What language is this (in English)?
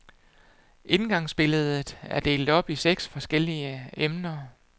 Danish